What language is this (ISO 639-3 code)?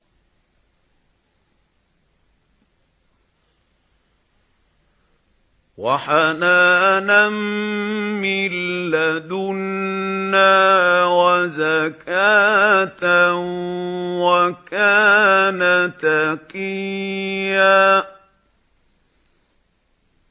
ara